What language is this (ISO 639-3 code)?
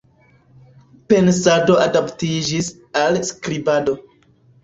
epo